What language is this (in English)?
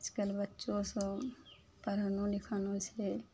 Maithili